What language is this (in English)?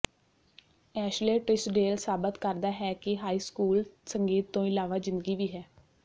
Punjabi